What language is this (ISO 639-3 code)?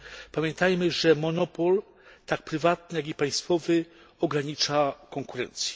pol